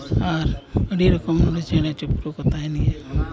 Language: Santali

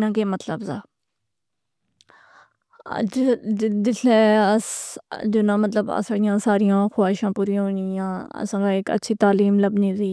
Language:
Pahari-Potwari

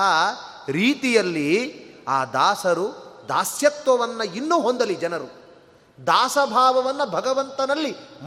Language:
Kannada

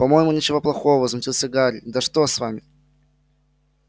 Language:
Russian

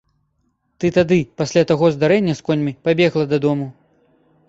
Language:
Belarusian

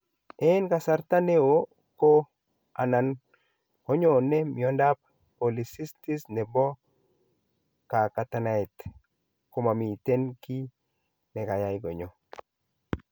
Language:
Kalenjin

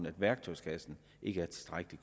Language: Danish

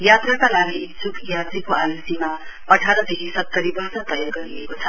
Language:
Nepali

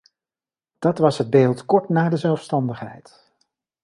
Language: Dutch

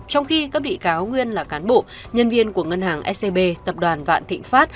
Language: Vietnamese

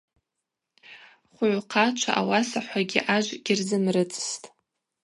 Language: Abaza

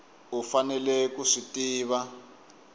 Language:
Tsonga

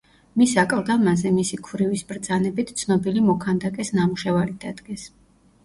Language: Georgian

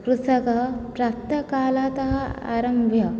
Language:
Sanskrit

